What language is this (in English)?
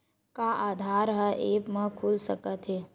Chhattisgarhi